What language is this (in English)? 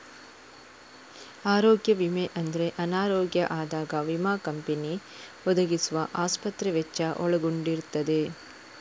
Kannada